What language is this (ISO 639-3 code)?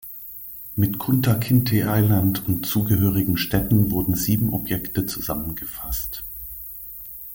deu